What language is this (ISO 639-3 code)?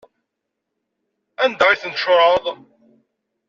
kab